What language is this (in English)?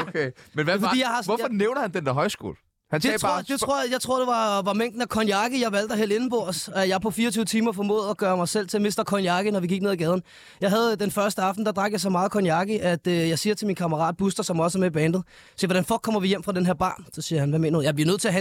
Danish